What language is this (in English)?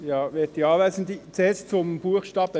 Swiss German